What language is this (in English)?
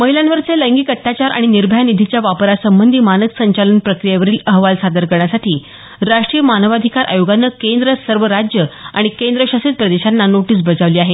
Marathi